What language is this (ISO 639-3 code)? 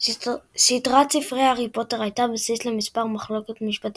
heb